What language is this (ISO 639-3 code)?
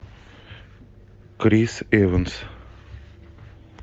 rus